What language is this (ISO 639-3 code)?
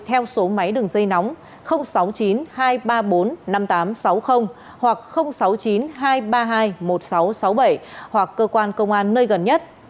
vie